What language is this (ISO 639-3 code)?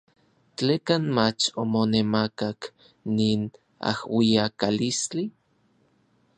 nlv